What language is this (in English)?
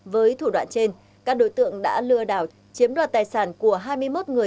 Vietnamese